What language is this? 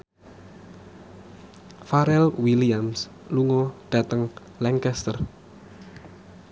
Javanese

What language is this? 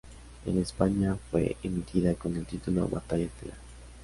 Spanish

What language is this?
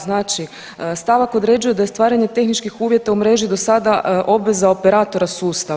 Croatian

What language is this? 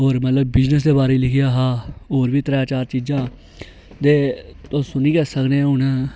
Dogri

